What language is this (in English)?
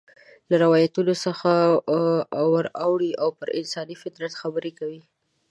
Pashto